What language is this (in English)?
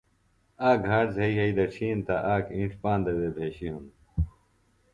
Phalura